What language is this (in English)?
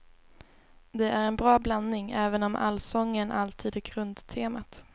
Swedish